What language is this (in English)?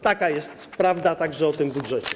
Polish